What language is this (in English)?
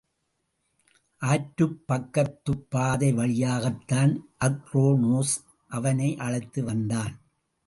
Tamil